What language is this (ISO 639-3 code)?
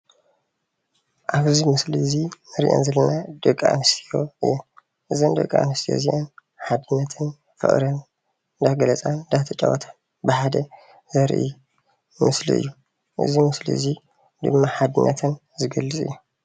tir